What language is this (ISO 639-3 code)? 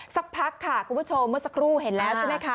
tha